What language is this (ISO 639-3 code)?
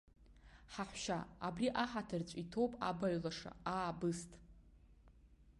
abk